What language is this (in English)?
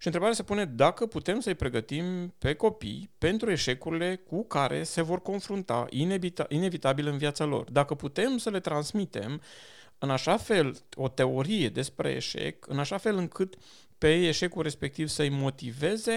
Romanian